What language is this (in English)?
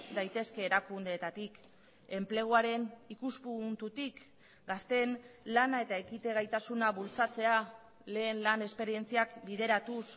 Basque